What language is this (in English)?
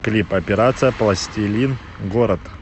Russian